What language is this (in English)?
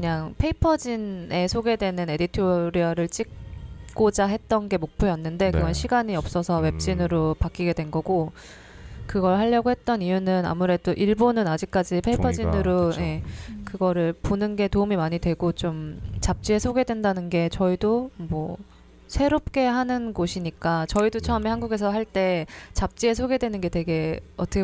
Korean